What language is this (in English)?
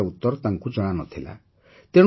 Odia